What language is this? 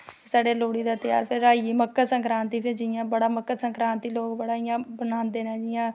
Dogri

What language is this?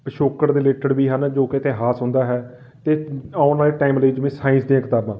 Punjabi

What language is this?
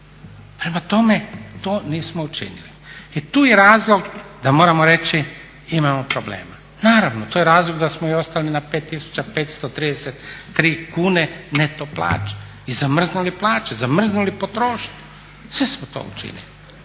Croatian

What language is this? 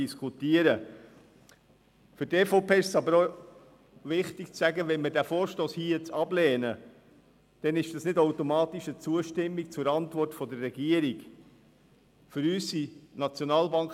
Swiss German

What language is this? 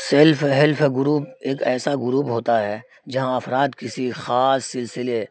Urdu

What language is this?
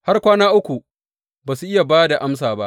Hausa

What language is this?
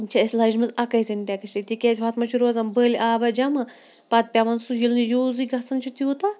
Kashmiri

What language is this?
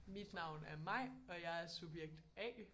Danish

